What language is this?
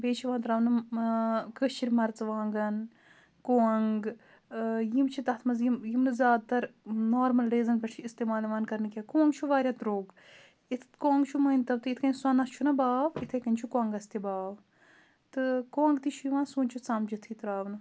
Kashmiri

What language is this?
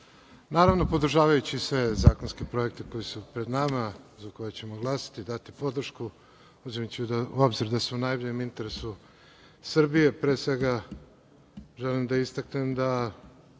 Serbian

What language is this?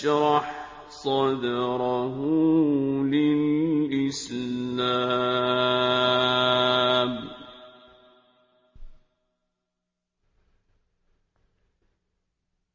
Arabic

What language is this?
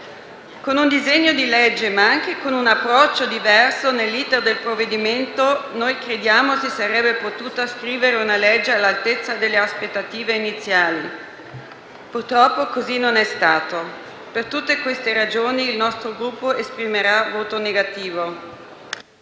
Italian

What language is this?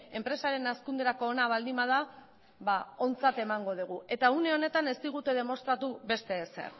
Basque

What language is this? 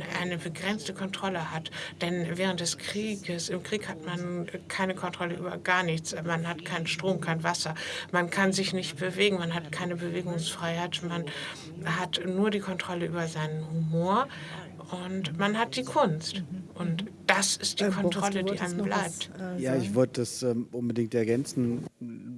German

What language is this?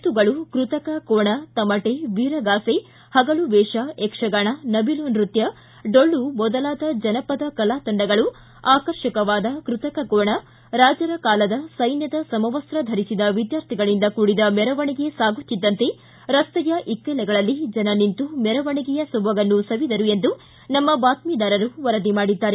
Kannada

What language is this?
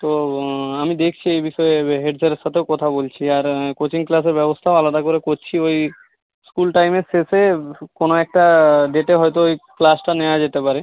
Bangla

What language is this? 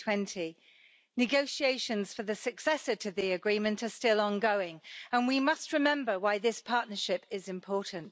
English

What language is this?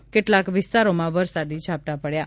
Gujarati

